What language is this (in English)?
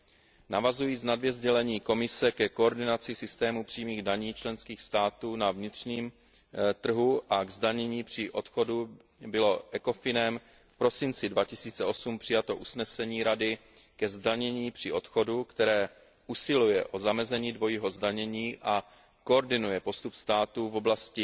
Czech